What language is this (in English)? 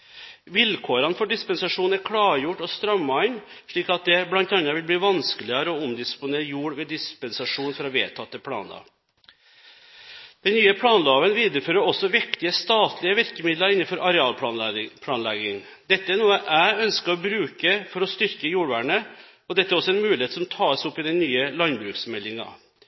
Norwegian Bokmål